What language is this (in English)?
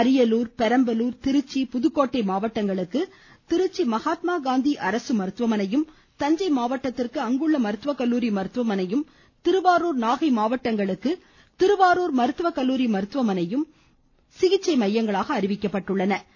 Tamil